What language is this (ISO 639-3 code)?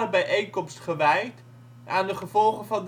nld